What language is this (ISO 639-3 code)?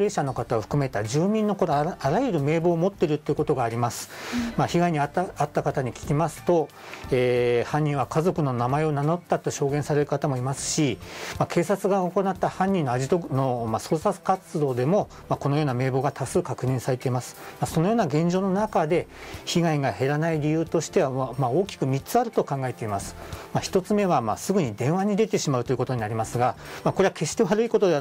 jpn